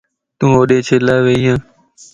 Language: Lasi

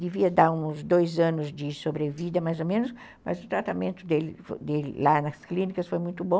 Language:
Portuguese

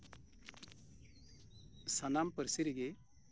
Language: Santali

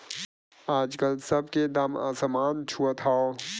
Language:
Bhojpuri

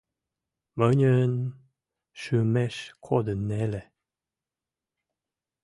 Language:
Western Mari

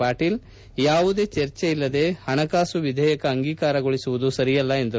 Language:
Kannada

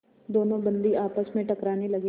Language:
Hindi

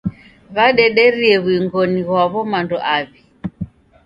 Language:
Taita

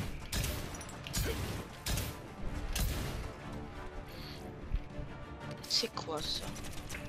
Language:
French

